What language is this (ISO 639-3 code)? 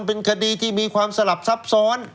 tha